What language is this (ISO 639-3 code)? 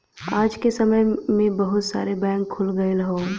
bho